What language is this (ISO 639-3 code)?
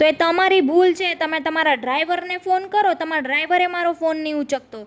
guj